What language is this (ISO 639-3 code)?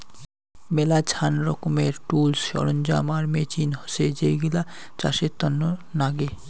ben